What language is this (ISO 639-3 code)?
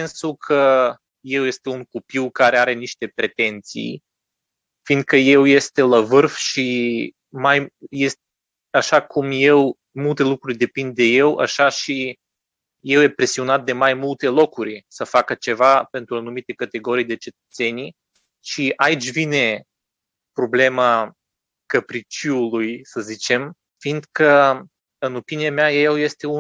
ron